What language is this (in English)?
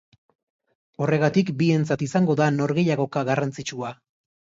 Basque